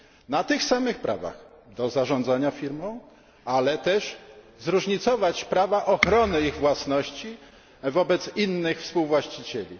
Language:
Polish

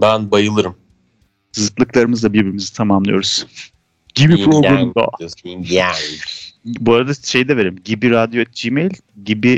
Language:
Turkish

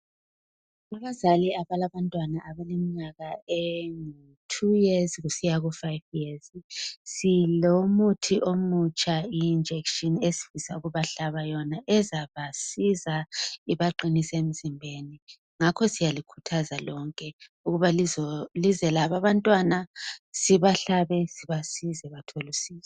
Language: North Ndebele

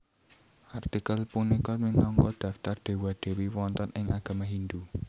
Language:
Javanese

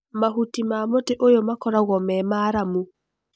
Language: Kikuyu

